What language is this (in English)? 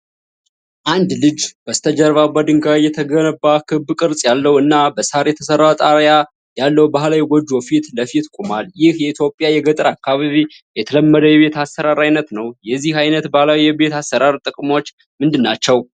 Amharic